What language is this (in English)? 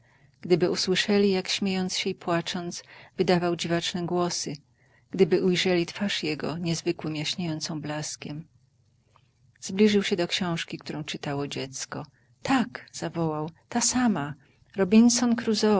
Polish